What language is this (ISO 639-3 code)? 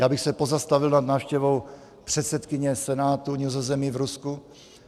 ces